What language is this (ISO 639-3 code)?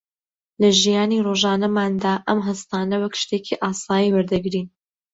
ckb